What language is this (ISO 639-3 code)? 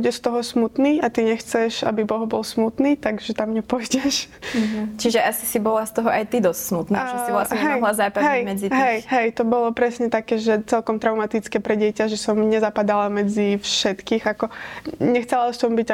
slk